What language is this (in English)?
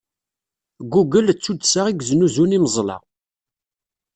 Kabyle